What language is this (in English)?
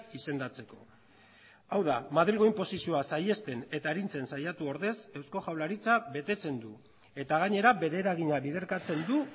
Basque